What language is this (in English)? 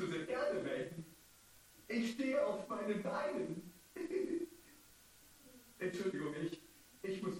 German